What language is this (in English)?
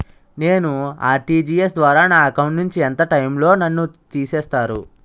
Telugu